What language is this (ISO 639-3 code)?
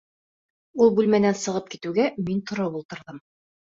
bak